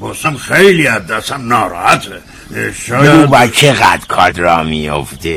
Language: Persian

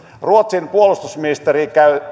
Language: Finnish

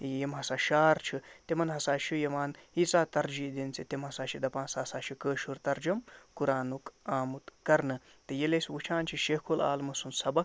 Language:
Kashmiri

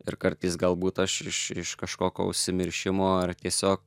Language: Lithuanian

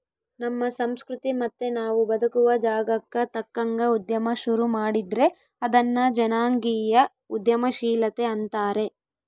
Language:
Kannada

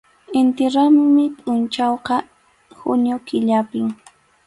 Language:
Arequipa-La Unión Quechua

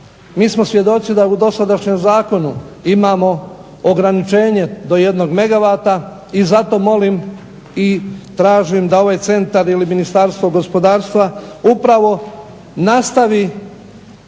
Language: Croatian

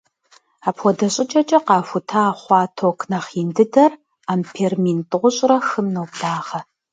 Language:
Kabardian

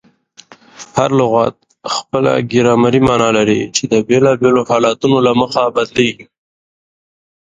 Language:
Pashto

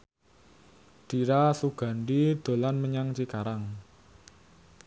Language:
Javanese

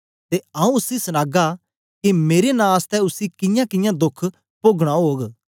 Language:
Dogri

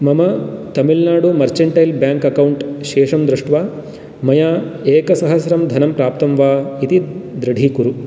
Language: Sanskrit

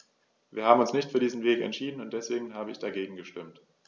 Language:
German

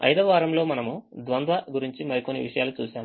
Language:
Telugu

